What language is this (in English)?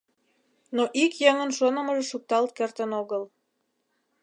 Mari